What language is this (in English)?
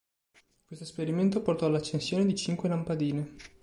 Italian